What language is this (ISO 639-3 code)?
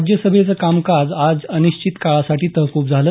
mar